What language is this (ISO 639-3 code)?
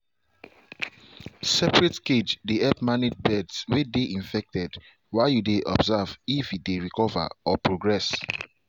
pcm